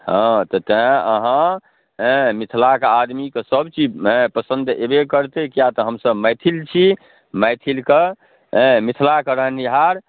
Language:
Maithili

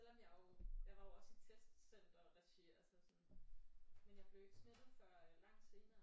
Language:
Danish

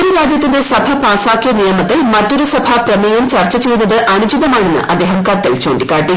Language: Malayalam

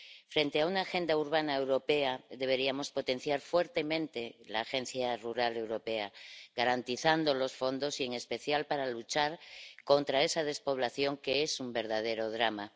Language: Spanish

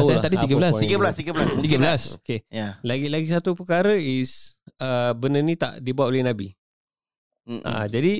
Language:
Malay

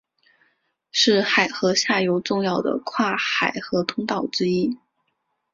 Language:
Chinese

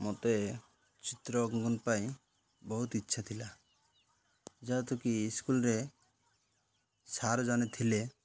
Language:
Odia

